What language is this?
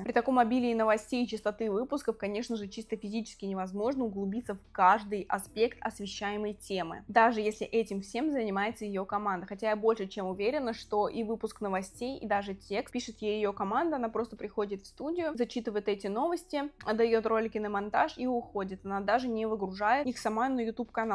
Russian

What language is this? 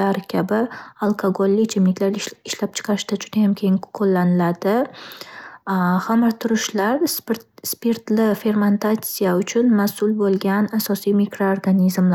Uzbek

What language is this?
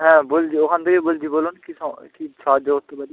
Bangla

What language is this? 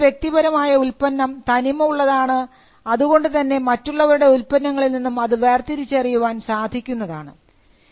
Malayalam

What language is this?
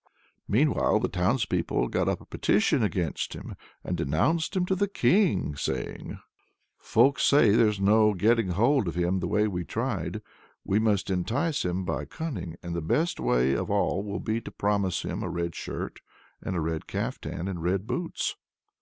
English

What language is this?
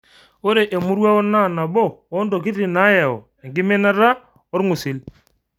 Masai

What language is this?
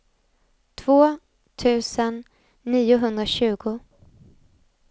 Swedish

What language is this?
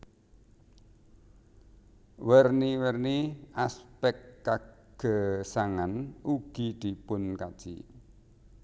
Javanese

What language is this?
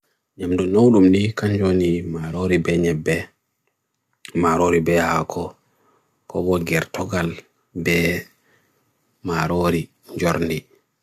Bagirmi Fulfulde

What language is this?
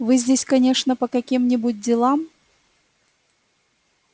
Russian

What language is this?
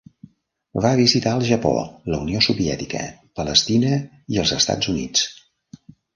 Catalan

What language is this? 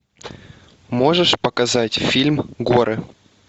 Russian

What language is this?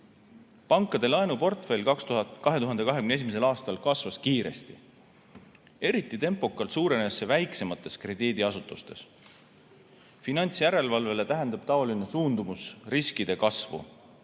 Estonian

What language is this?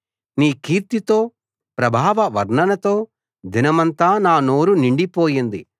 Telugu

